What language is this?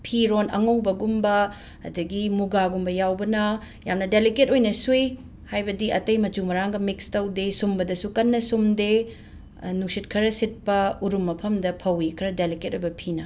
Manipuri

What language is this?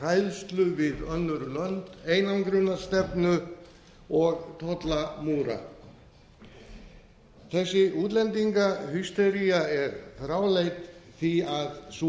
Icelandic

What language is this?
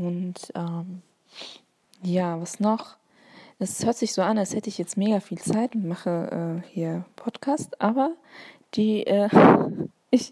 German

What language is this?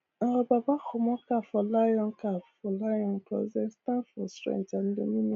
Nigerian Pidgin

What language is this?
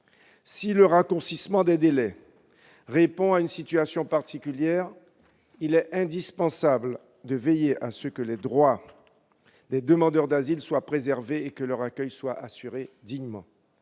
French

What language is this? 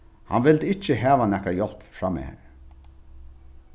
Faroese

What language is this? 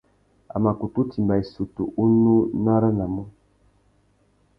Tuki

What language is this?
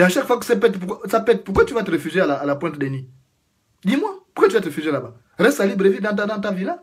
French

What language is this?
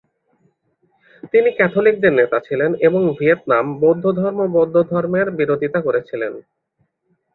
Bangla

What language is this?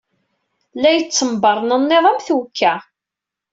Kabyle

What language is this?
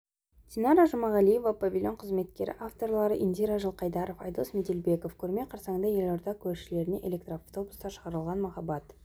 Kazakh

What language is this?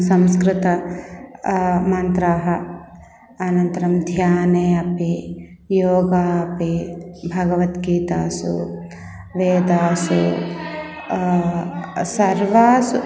Sanskrit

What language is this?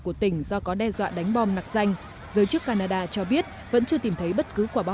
Vietnamese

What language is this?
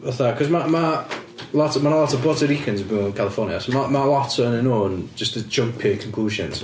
Welsh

